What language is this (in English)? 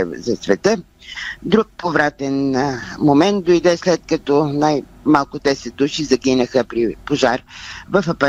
Bulgarian